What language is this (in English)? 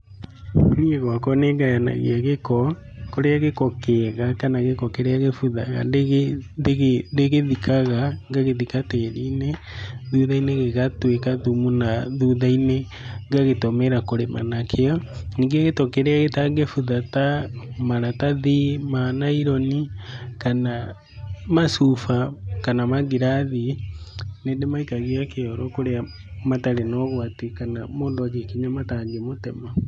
Kikuyu